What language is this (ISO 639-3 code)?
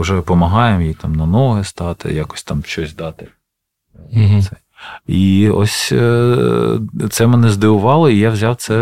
ukr